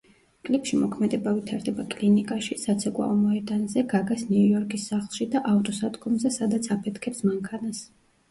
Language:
Georgian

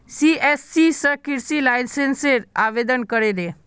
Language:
Magahi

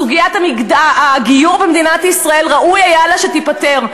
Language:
Hebrew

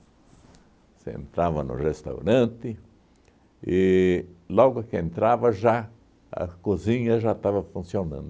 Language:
Portuguese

